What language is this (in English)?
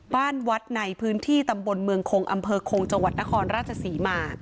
Thai